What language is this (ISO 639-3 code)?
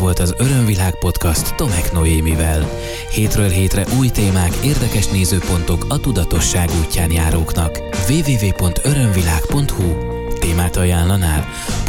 hun